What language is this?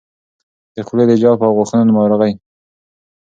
Pashto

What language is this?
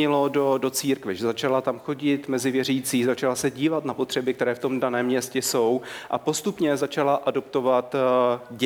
Czech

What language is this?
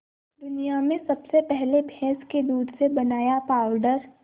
Hindi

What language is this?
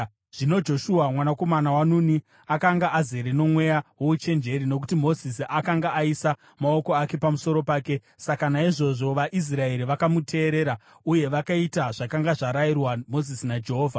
Shona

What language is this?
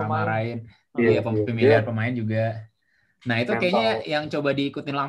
Indonesian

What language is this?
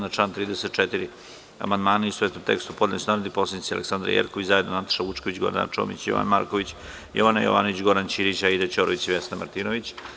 Serbian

